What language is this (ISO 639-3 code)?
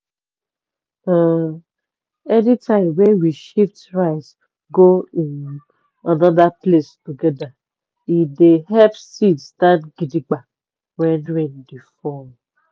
pcm